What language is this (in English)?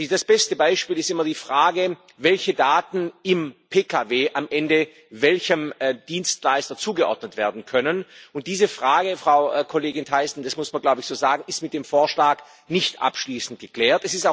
German